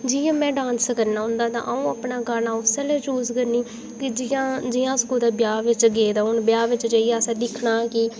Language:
Dogri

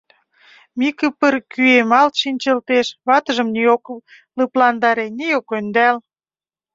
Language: Mari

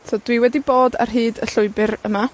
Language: Welsh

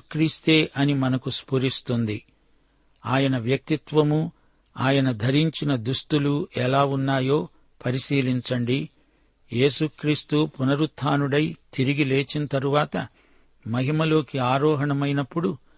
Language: Telugu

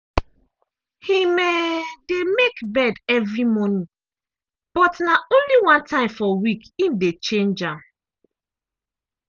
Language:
Nigerian Pidgin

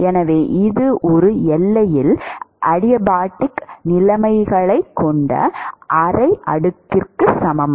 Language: Tamil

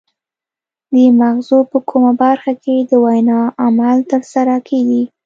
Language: Pashto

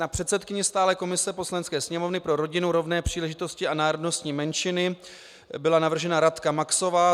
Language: Czech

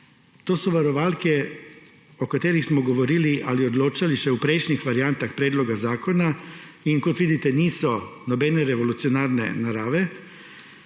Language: Slovenian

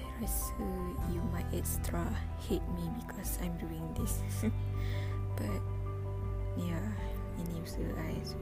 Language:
Malay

